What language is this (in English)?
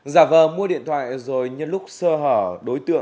Vietnamese